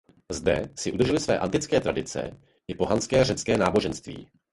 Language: Czech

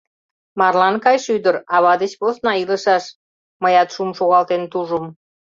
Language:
Mari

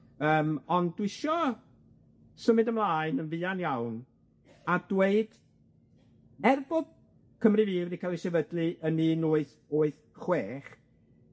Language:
Welsh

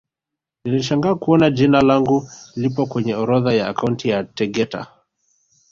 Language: Swahili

